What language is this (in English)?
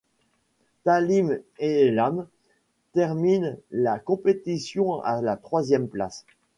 French